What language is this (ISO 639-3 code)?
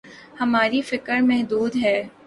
urd